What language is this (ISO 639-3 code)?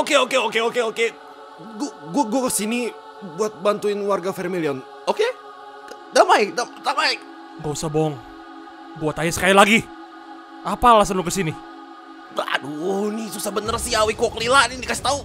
ind